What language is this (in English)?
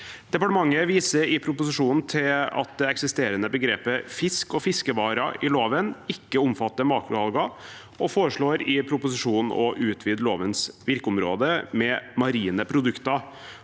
Norwegian